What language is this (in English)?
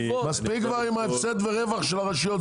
Hebrew